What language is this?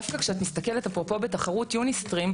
Hebrew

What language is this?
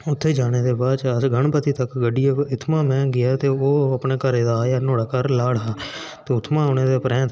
Dogri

